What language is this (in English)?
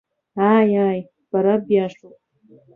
Abkhazian